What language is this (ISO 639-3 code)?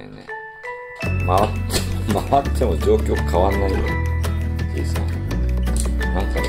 jpn